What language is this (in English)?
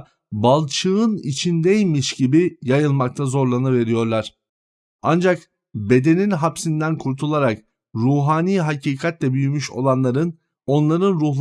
Turkish